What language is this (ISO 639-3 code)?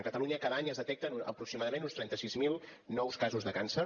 cat